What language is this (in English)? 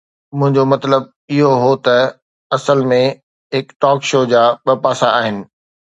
Sindhi